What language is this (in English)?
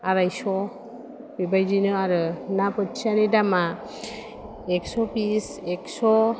Bodo